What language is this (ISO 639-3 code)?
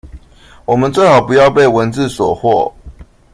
zho